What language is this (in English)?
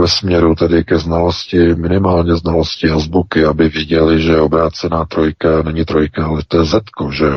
Czech